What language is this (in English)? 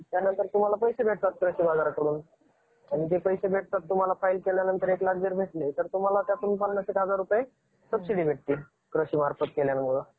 Marathi